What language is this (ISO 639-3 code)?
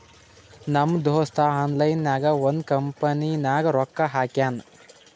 kan